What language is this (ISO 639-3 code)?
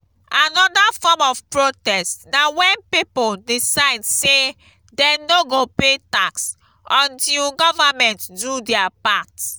pcm